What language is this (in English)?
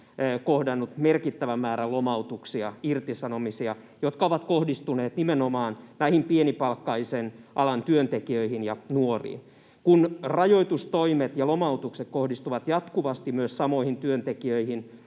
Finnish